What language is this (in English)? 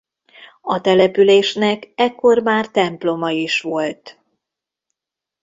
Hungarian